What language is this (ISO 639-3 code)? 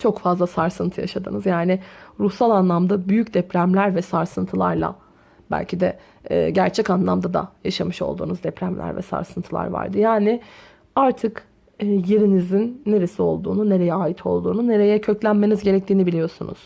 tur